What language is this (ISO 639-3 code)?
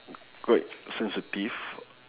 eng